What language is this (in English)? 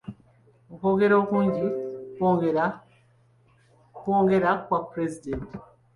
Ganda